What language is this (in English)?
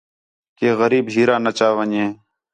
Khetrani